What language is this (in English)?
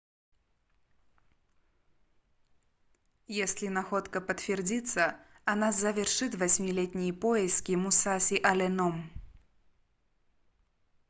Russian